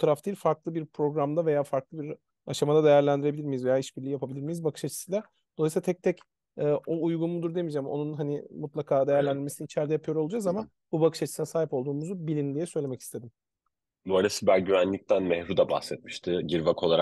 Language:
Turkish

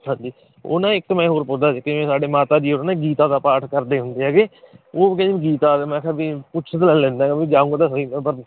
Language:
Punjabi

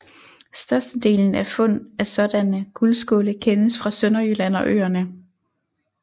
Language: Danish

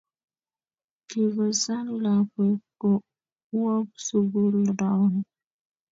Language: Kalenjin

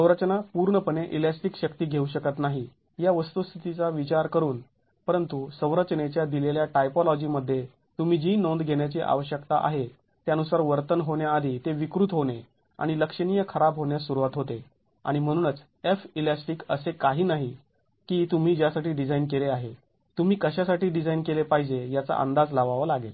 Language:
Marathi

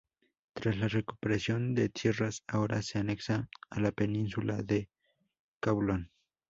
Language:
Spanish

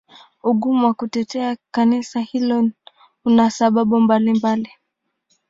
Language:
Swahili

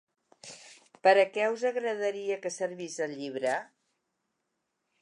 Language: Catalan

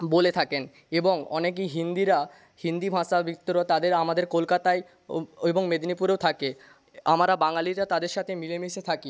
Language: Bangla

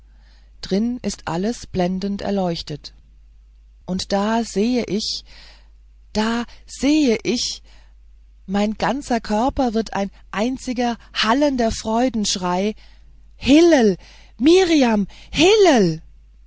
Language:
German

